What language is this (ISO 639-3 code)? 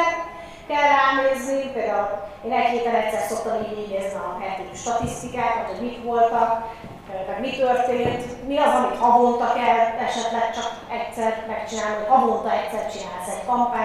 hun